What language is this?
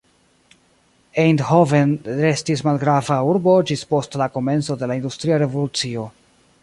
Esperanto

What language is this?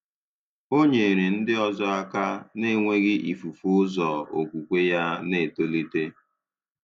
Igbo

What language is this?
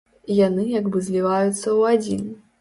Belarusian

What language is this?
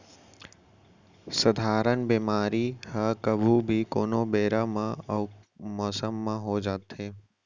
Chhattisgarhi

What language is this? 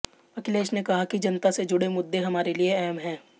Hindi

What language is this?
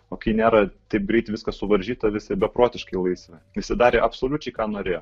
Lithuanian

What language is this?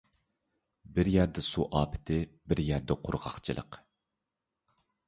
Uyghur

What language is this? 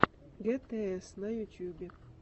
Russian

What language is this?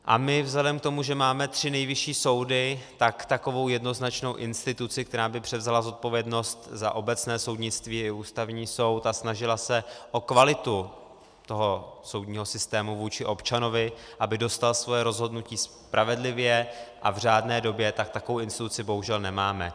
Czech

